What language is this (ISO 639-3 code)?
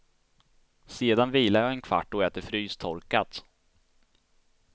swe